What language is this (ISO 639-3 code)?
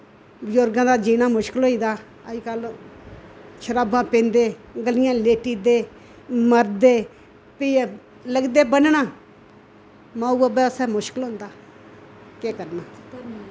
doi